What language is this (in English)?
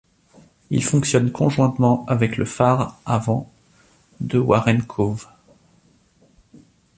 French